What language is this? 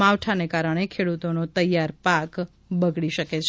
Gujarati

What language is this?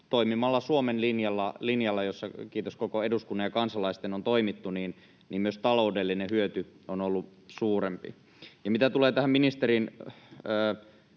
Finnish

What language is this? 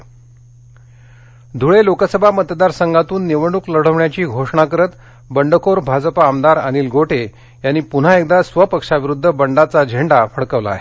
Marathi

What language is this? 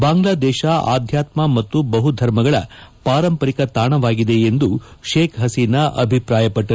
Kannada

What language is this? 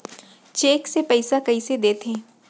Chhattisgarhi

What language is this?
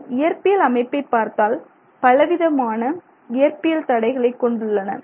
Tamil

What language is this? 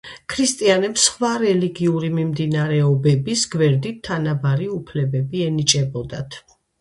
Georgian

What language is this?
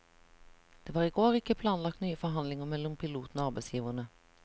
Norwegian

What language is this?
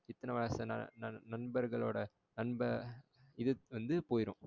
Tamil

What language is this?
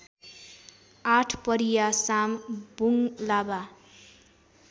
Nepali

